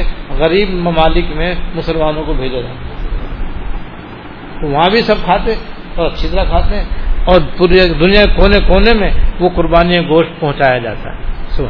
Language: Urdu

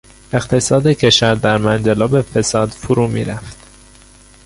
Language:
Persian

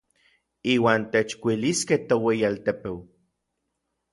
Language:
Orizaba Nahuatl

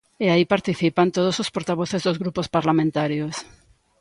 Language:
Galician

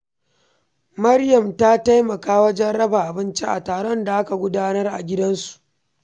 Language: Hausa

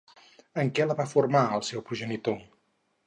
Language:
Catalan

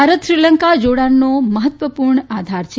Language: Gujarati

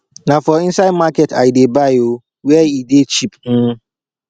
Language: Nigerian Pidgin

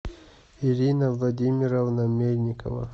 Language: Russian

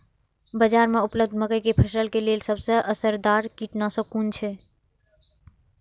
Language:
Maithili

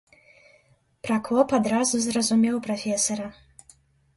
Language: Belarusian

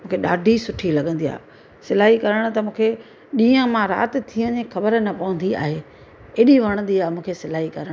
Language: Sindhi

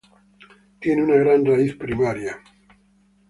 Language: Spanish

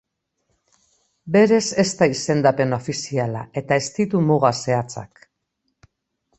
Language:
Basque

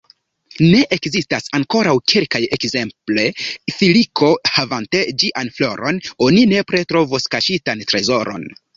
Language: Esperanto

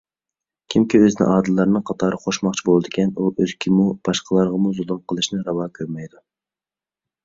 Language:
Uyghur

